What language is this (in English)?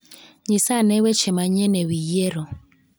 Luo (Kenya and Tanzania)